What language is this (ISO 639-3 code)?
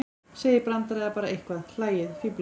isl